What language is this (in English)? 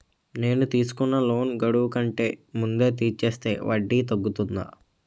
Telugu